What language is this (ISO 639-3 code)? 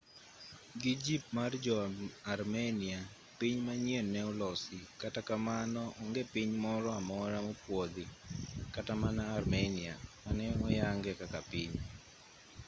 luo